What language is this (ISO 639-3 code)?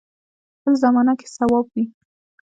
pus